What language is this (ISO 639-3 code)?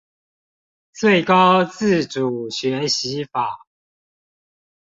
zho